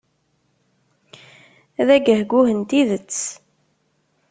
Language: Kabyle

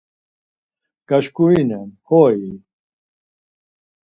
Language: Laz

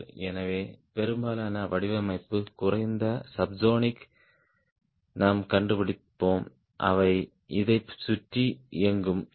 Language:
Tamil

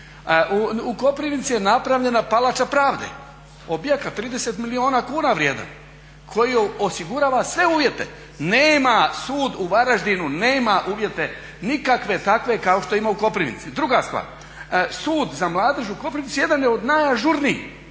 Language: Croatian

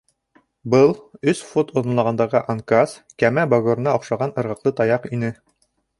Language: Bashkir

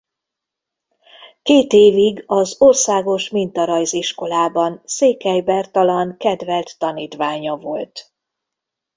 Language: Hungarian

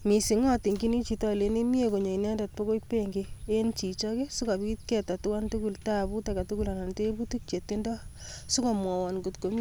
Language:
Kalenjin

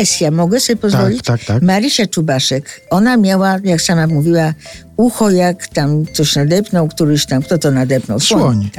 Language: Polish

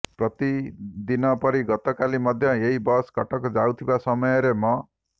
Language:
Odia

